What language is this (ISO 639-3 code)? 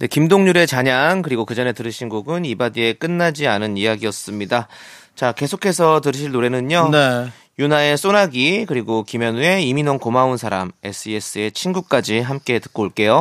kor